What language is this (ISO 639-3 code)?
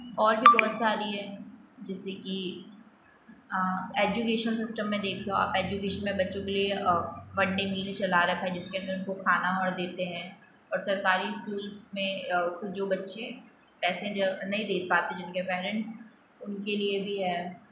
hin